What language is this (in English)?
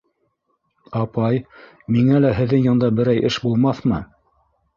Bashkir